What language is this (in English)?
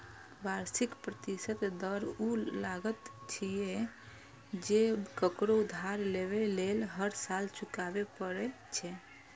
Maithili